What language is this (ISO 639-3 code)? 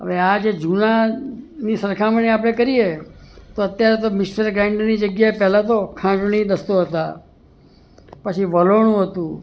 guj